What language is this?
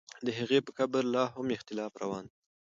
Pashto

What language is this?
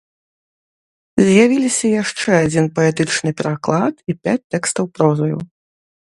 Belarusian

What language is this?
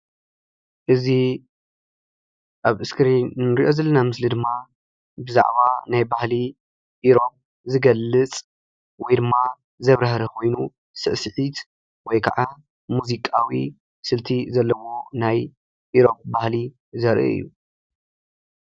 Tigrinya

